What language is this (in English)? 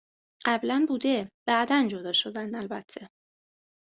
Persian